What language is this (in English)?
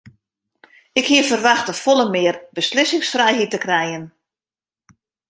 Western Frisian